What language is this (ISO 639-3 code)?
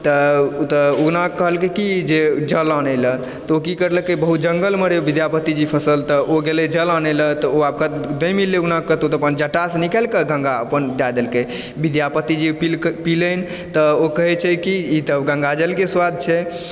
mai